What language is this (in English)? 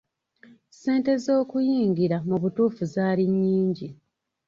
Ganda